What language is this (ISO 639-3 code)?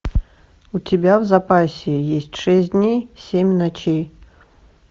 rus